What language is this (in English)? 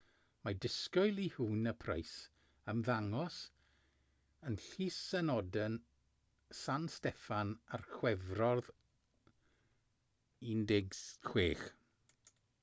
Welsh